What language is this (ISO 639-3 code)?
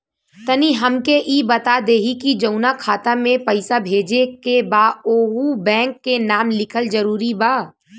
bho